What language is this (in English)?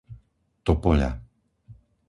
Slovak